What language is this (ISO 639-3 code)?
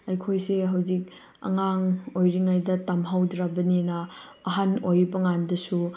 mni